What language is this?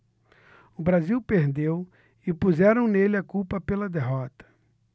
Portuguese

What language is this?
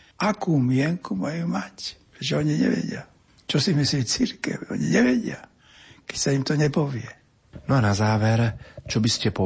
Slovak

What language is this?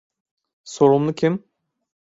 Turkish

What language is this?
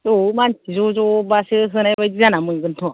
Bodo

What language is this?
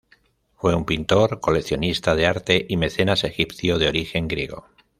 Spanish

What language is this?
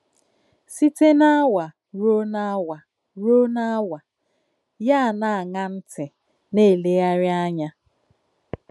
Igbo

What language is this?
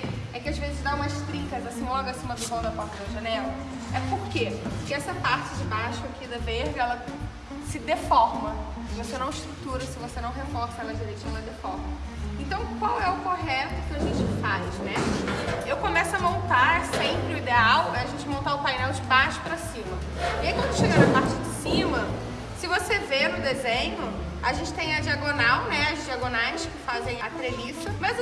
Portuguese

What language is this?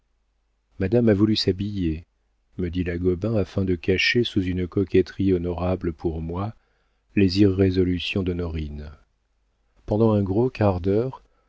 French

